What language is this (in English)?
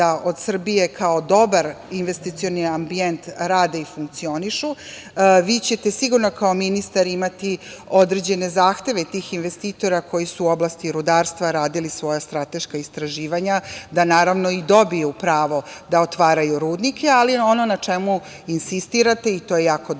Serbian